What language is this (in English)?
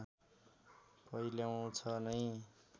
Nepali